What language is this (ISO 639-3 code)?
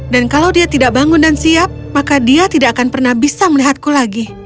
ind